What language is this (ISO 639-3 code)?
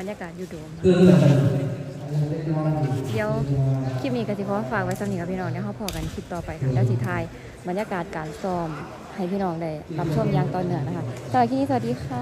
tha